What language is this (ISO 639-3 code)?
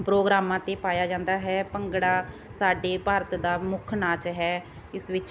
pan